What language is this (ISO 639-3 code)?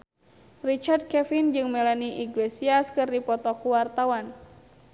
sun